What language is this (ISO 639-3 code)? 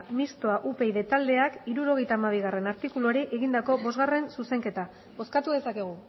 eus